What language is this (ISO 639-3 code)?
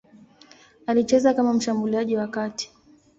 swa